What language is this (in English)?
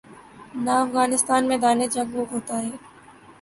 Urdu